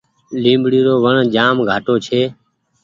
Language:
Goaria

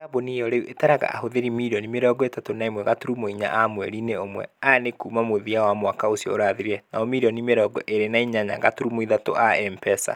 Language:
Kikuyu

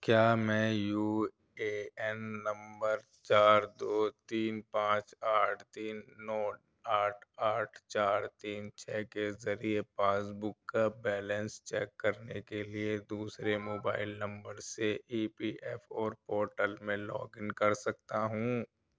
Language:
Urdu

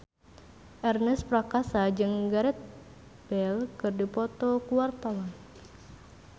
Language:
Sundanese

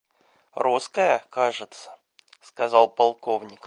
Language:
Russian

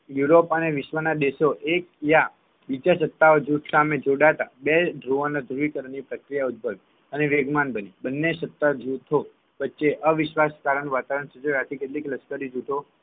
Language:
Gujarati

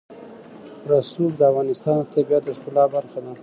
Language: Pashto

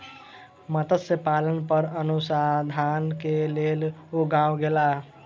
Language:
Maithili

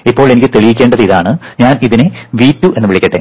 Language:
Malayalam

